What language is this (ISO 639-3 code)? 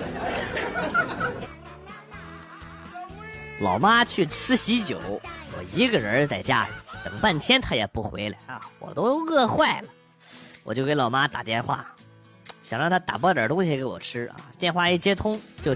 zho